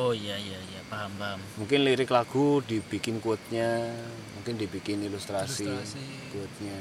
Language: Indonesian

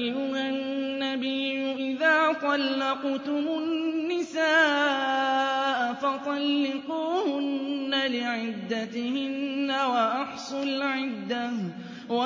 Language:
Arabic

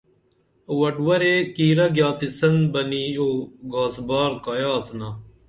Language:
Dameli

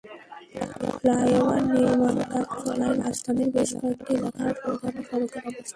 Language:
Bangla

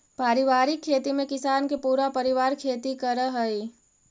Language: Magahi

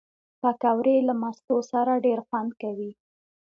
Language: Pashto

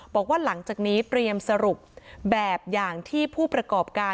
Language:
Thai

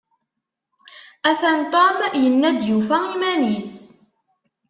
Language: Kabyle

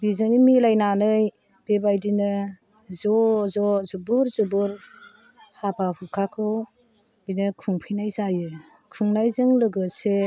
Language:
Bodo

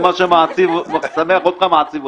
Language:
Hebrew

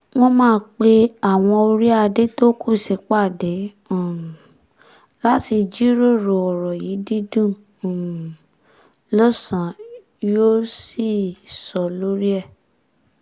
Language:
Yoruba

